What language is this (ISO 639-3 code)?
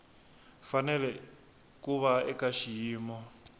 tso